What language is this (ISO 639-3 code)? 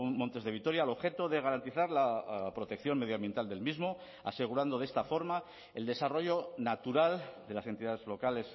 spa